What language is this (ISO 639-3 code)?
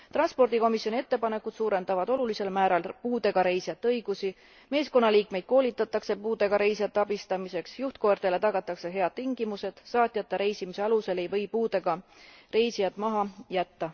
est